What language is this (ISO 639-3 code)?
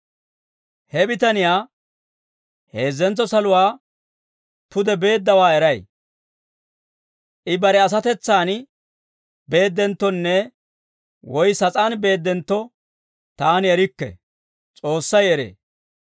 dwr